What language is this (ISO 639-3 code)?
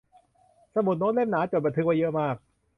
tha